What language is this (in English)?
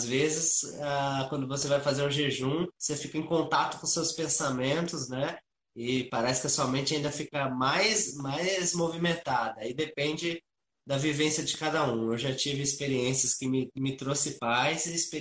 Portuguese